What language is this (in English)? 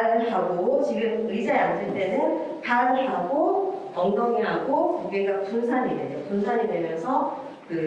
Korean